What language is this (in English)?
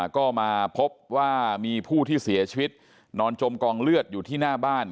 Thai